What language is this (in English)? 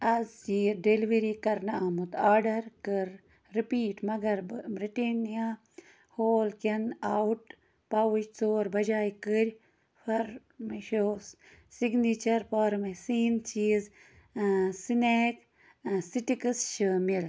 Kashmiri